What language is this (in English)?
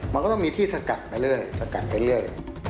Thai